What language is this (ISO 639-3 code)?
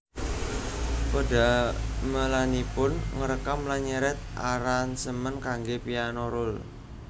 jav